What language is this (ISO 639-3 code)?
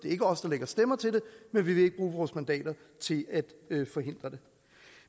dan